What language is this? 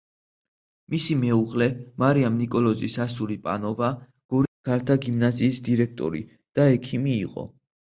Georgian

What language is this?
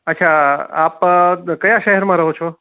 Gujarati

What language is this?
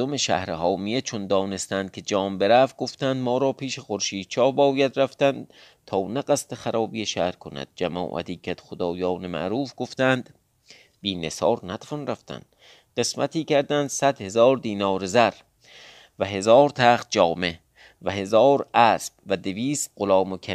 Persian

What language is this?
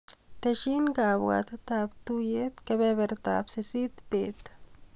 Kalenjin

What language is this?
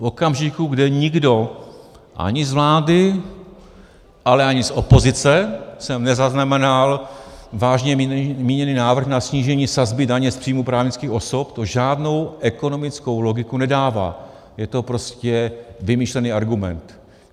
Czech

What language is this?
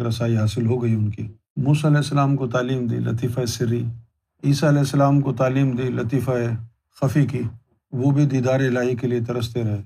Urdu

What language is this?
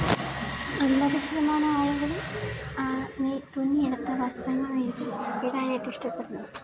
Malayalam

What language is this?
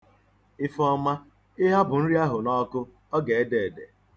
Igbo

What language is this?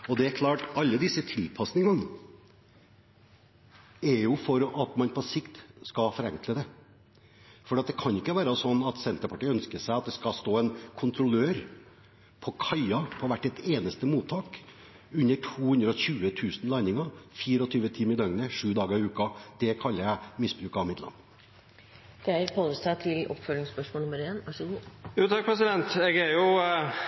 Norwegian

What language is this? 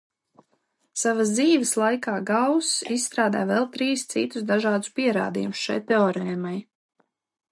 Latvian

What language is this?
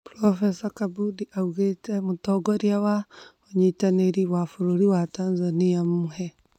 Kikuyu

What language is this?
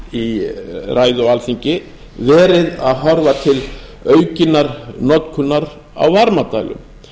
Icelandic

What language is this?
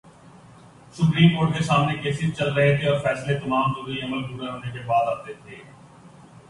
Urdu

